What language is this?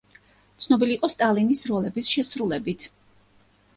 Georgian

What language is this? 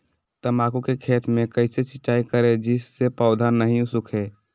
Magahi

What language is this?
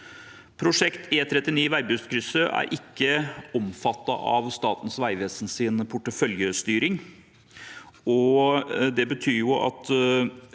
Norwegian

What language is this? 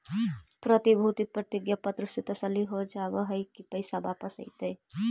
Magahi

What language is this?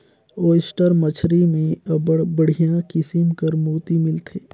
Chhattisgarhi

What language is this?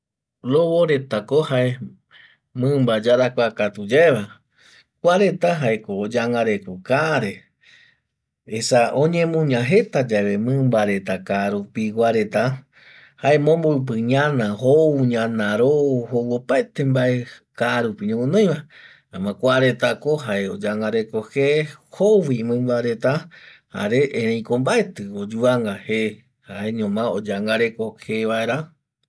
Eastern Bolivian Guaraní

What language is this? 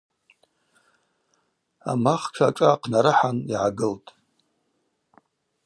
Abaza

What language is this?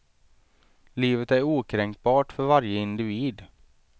Swedish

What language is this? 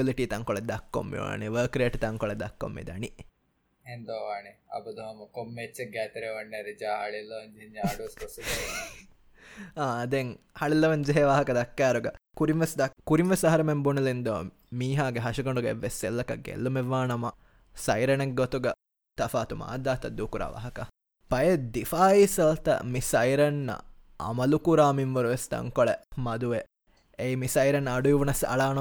Tamil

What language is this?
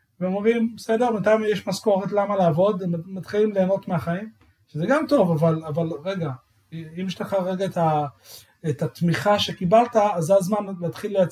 Hebrew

